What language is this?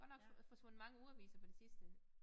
Danish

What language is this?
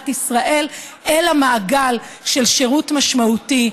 Hebrew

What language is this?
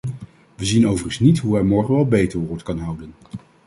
Dutch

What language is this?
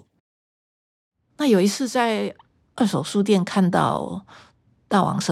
Chinese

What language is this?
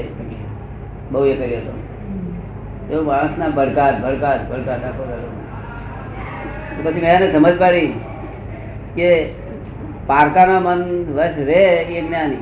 Gujarati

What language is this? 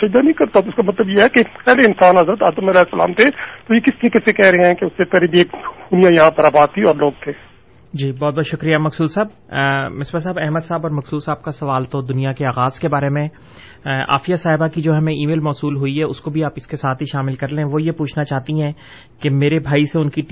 Urdu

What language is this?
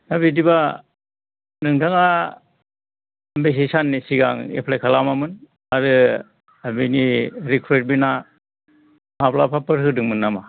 Bodo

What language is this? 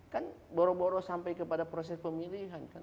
Indonesian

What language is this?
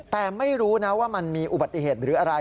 Thai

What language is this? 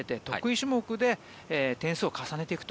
Japanese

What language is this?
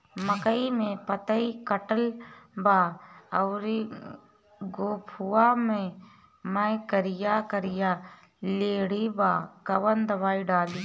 Bhojpuri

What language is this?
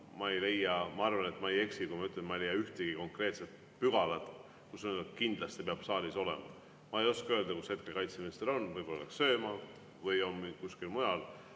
Estonian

